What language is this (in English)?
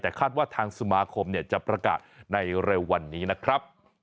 Thai